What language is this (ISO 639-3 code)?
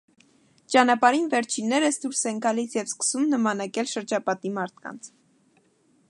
hye